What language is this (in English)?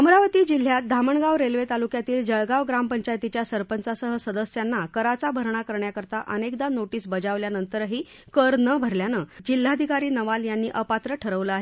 Marathi